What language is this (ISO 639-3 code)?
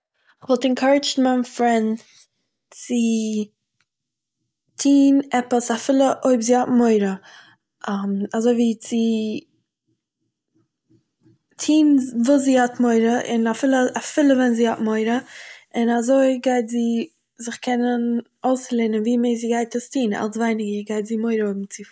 yid